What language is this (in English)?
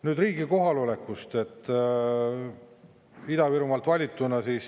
Estonian